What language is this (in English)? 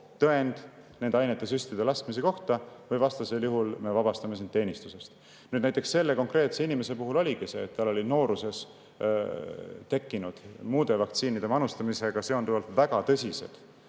Estonian